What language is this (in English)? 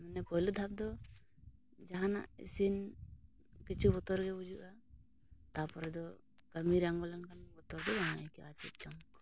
Santali